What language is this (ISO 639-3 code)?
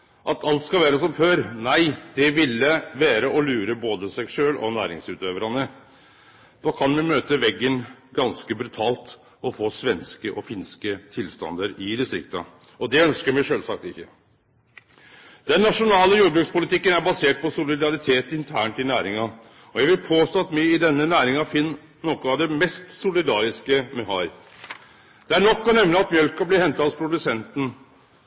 nno